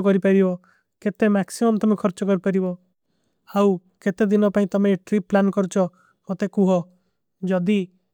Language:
Kui (India)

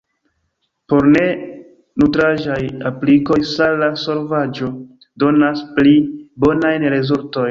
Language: Esperanto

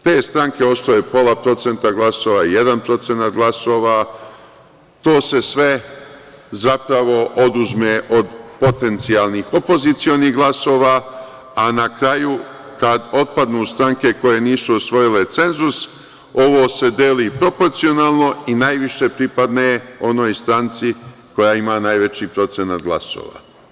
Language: Serbian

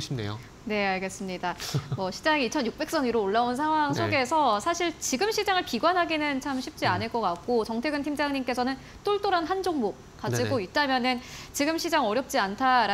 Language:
Korean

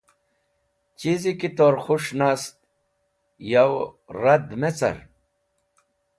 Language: Wakhi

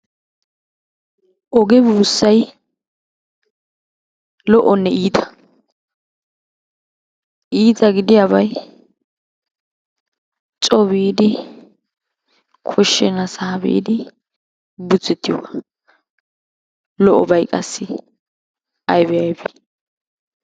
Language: Wolaytta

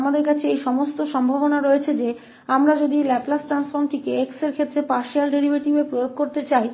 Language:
Hindi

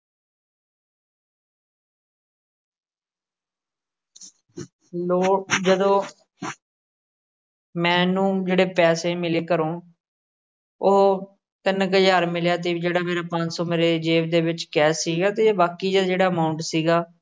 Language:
Punjabi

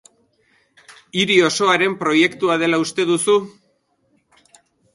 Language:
Basque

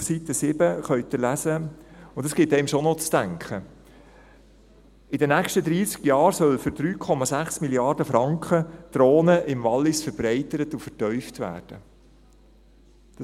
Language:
Swiss German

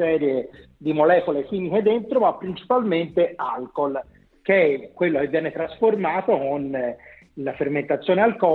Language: Italian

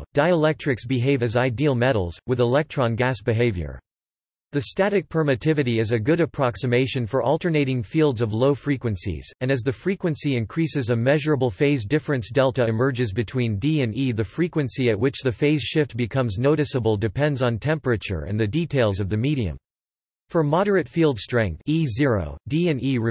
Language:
English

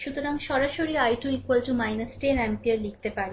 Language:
Bangla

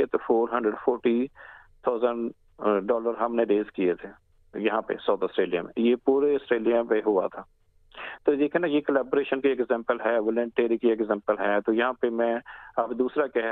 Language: Urdu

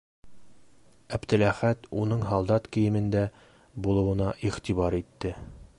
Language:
Bashkir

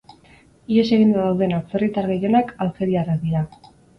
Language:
Basque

